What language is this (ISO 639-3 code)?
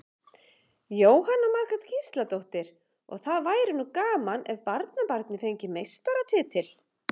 isl